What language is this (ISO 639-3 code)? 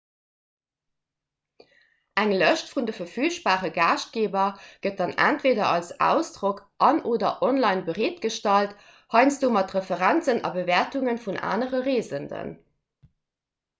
ltz